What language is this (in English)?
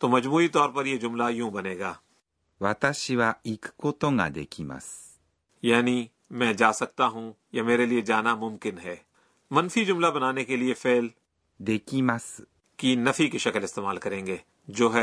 Urdu